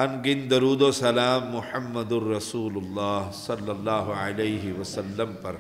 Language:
Arabic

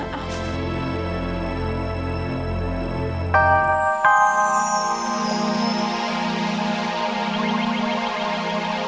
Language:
Indonesian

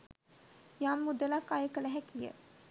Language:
Sinhala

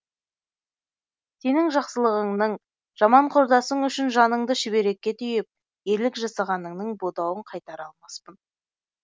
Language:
Kazakh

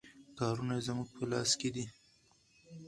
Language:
Pashto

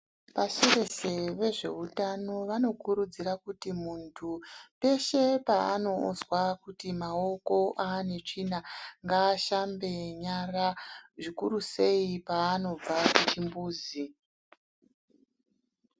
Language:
Ndau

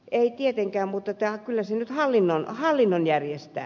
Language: Finnish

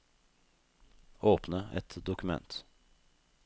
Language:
Norwegian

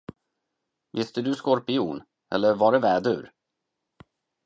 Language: Swedish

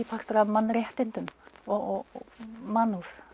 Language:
Icelandic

